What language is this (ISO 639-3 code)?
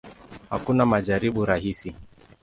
swa